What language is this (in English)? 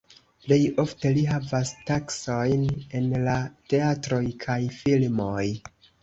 Esperanto